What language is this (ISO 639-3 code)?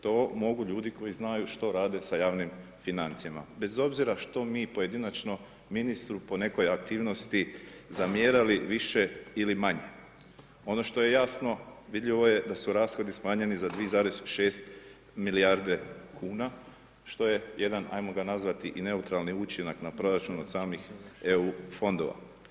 hrv